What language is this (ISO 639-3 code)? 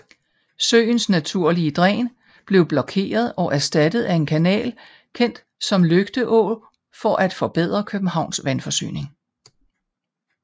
dan